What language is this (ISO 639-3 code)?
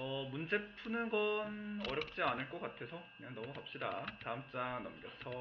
kor